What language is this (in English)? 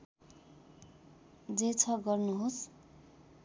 Nepali